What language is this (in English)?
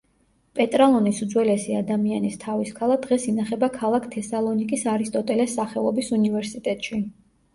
Georgian